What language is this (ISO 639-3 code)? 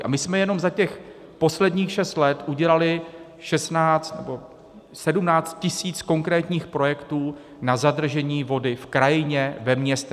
ces